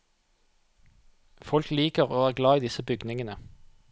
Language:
Norwegian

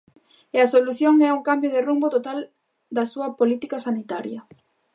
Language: Galician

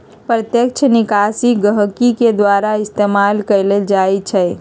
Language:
Magahi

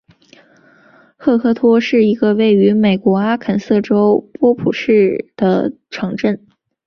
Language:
Chinese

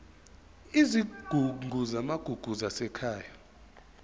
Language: Zulu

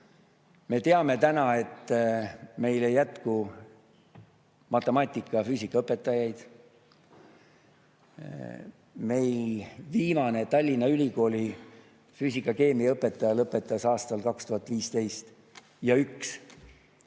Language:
Estonian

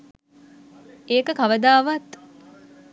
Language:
Sinhala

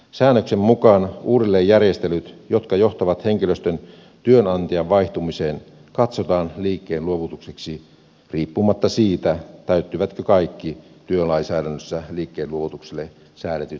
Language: Finnish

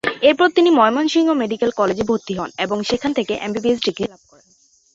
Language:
Bangla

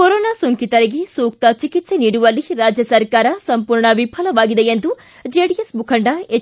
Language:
Kannada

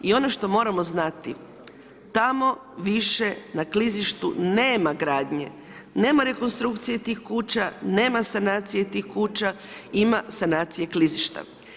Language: Croatian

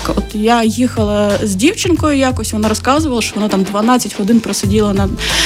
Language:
Ukrainian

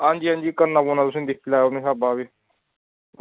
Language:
Dogri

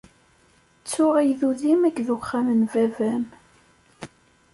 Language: Kabyle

